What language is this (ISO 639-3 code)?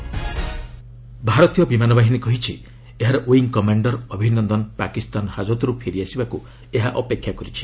ori